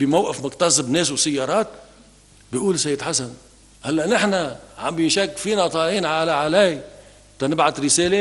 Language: Arabic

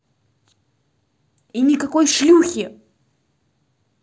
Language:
Russian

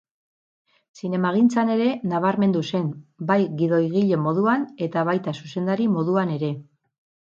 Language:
Basque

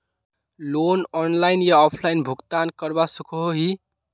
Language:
Magahi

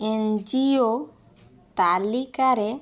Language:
Odia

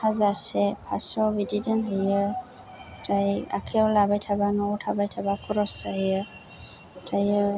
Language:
Bodo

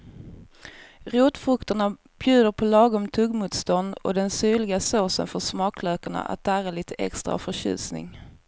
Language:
Swedish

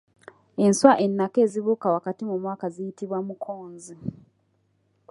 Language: Ganda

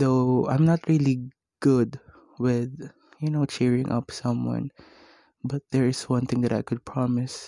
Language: Filipino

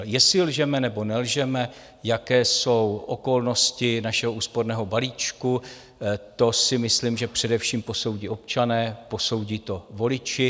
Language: Czech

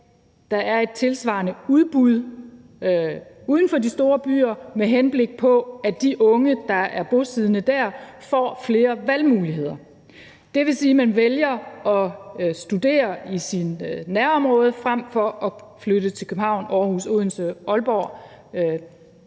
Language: Danish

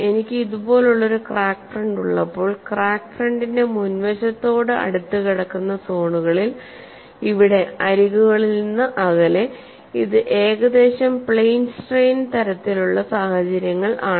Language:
Malayalam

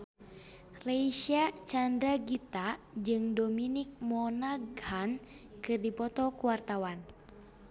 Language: Sundanese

